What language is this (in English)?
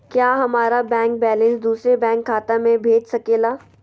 Magahi